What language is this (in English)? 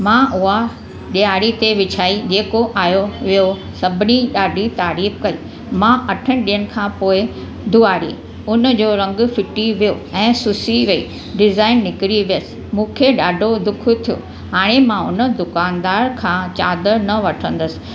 Sindhi